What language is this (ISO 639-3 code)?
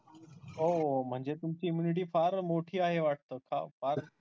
mar